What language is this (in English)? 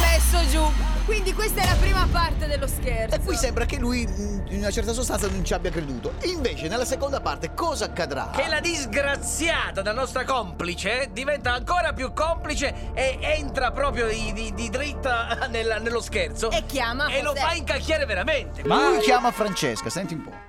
Italian